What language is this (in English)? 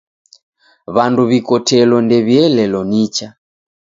Taita